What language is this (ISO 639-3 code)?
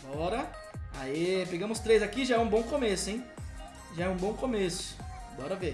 por